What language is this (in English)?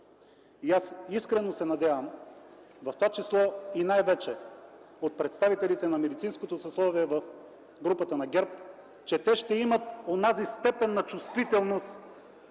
Bulgarian